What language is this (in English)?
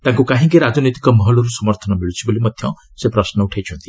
Odia